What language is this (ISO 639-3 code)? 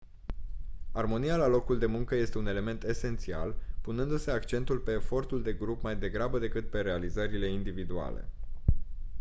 ron